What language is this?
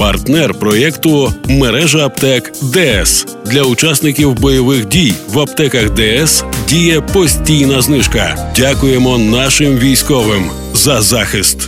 Ukrainian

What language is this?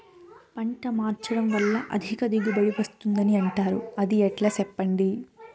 Telugu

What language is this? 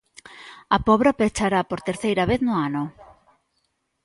Galician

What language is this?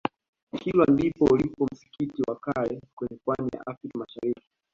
Swahili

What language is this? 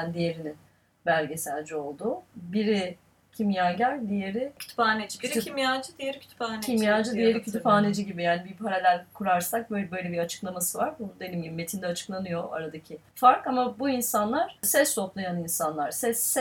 Turkish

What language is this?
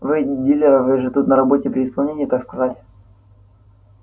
Russian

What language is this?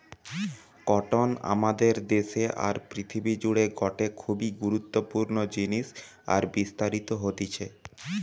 Bangla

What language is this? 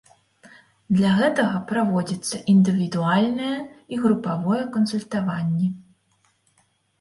Belarusian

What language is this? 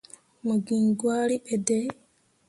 Mundang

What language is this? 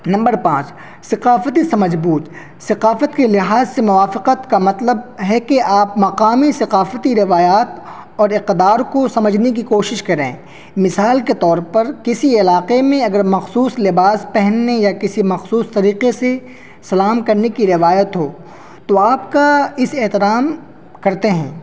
Urdu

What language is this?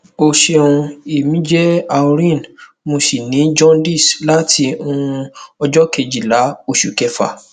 Yoruba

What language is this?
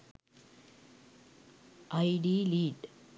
Sinhala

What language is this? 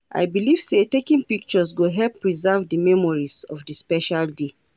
Nigerian Pidgin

